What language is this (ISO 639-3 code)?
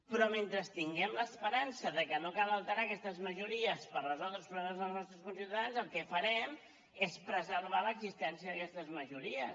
cat